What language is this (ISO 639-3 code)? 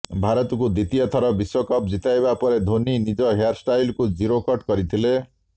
ori